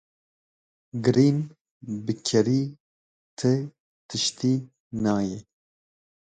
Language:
Kurdish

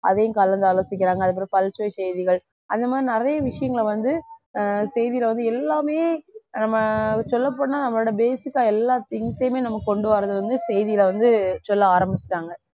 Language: Tamil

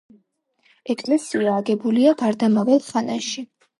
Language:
Georgian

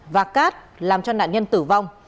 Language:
Vietnamese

